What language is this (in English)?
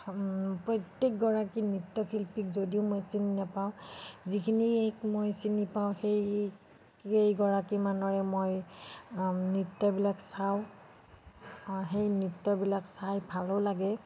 Assamese